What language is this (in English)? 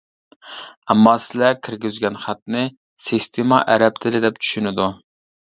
Uyghur